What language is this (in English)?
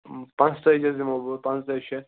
Kashmiri